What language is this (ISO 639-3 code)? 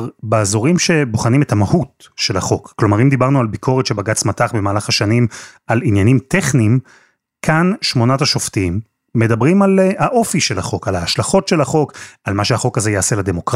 heb